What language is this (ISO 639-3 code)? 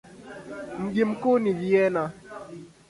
swa